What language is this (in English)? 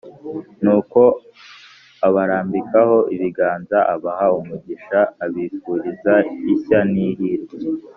Kinyarwanda